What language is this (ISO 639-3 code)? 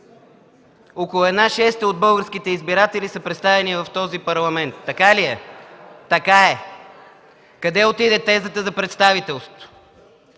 bul